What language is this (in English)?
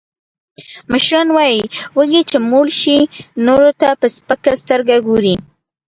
Pashto